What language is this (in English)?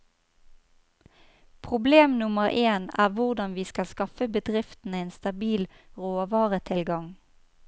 Norwegian